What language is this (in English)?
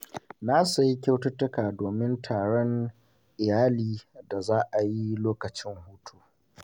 Hausa